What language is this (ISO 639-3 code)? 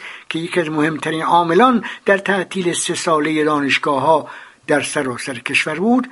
fas